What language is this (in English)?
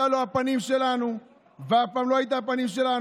Hebrew